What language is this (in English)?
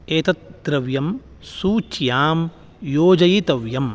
Sanskrit